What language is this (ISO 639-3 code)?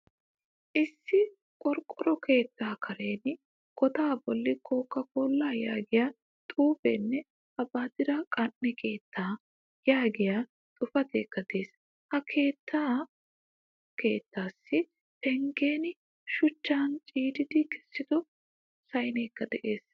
wal